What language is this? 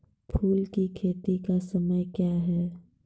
Maithili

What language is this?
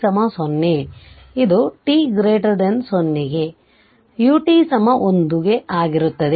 Kannada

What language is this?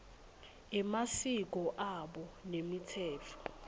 Swati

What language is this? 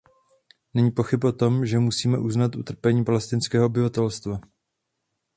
Czech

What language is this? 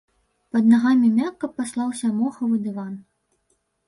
Belarusian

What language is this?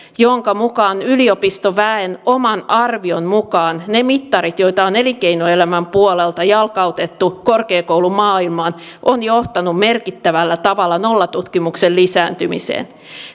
Finnish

